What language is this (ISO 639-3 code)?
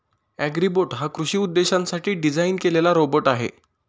mar